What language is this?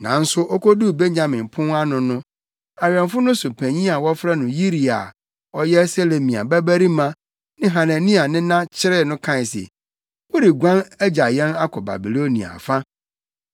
Akan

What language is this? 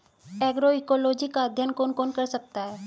Hindi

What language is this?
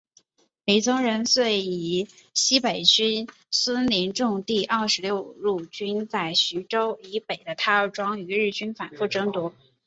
Chinese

